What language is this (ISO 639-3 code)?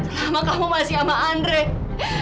ind